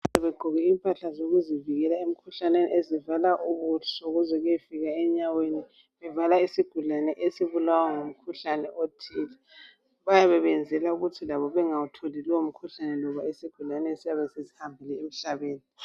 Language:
North Ndebele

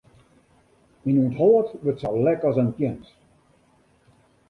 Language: Western Frisian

